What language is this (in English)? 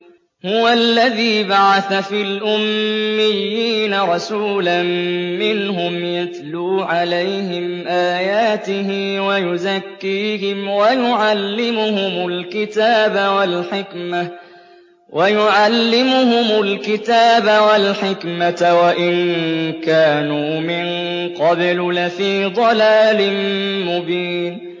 Arabic